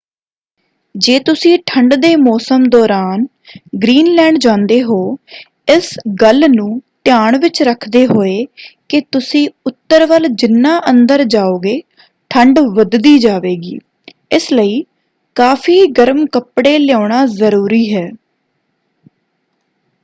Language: Punjabi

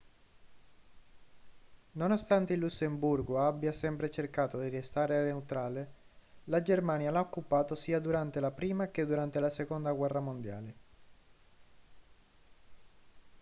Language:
Italian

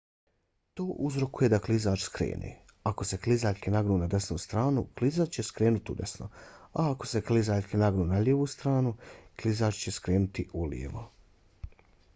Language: Bosnian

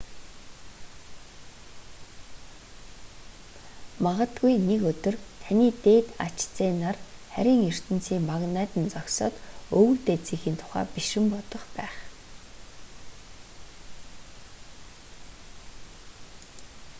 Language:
Mongolian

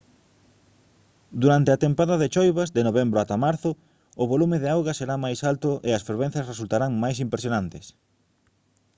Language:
Galician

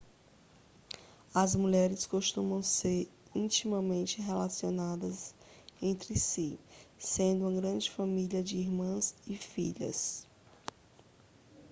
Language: Portuguese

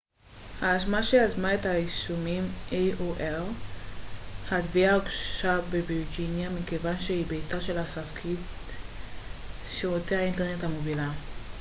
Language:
Hebrew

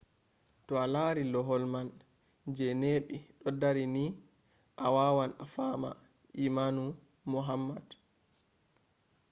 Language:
Fula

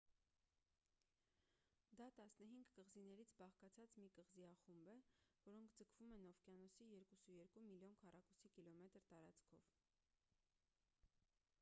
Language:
Armenian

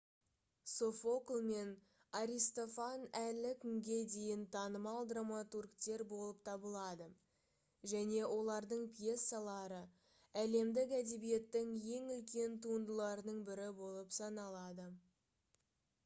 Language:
Kazakh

